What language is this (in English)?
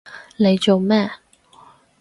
Cantonese